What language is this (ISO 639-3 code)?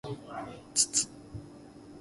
jpn